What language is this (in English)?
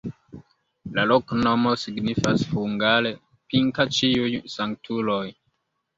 Esperanto